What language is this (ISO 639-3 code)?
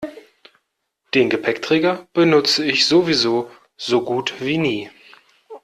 deu